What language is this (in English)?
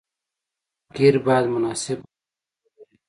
Pashto